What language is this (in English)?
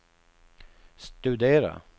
Swedish